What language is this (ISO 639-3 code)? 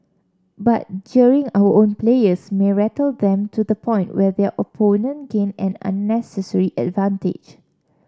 eng